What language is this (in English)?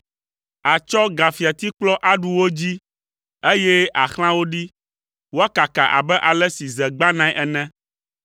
Ewe